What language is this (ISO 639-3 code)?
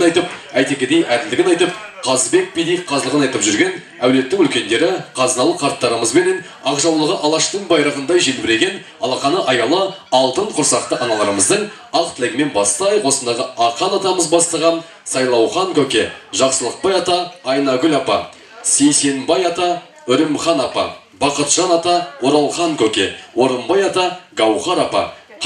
tur